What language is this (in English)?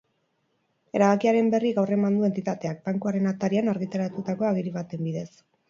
Basque